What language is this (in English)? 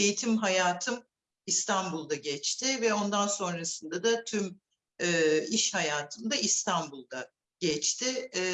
Turkish